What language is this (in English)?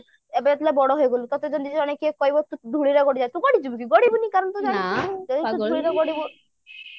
Odia